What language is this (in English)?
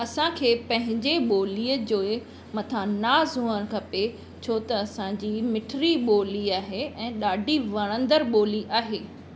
Sindhi